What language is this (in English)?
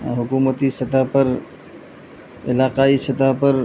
Urdu